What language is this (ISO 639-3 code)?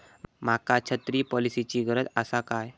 mar